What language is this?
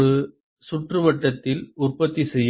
Tamil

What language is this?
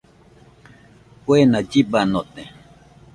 Nüpode Huitoto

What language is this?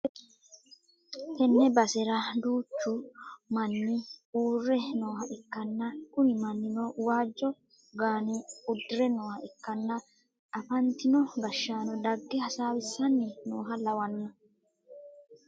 Sidamo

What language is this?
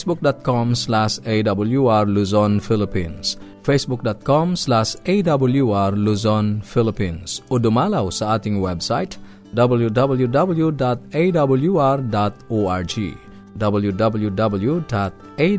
Filipino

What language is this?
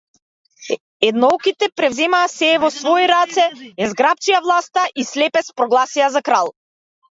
Macedonian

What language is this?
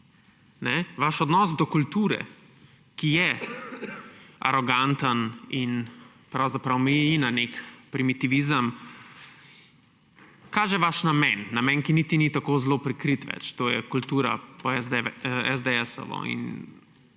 Slovenian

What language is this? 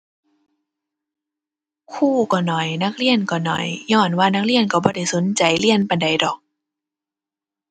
Thai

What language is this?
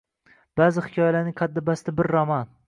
Uzbek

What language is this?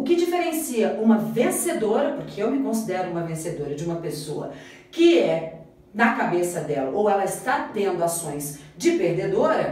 Portuguese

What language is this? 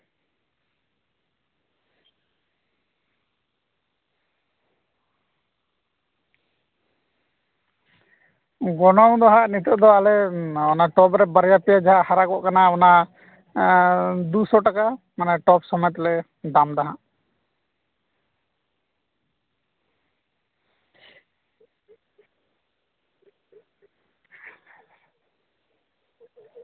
Santali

